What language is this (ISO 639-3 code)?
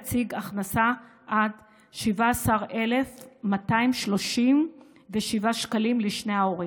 heb